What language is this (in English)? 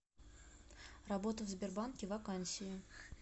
Russian